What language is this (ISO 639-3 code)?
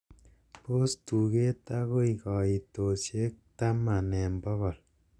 kln